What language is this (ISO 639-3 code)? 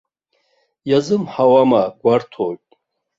abk